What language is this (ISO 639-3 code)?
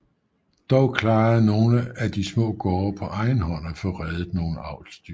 dan